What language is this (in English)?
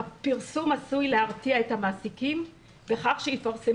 Hebrew